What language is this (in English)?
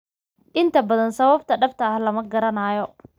Somali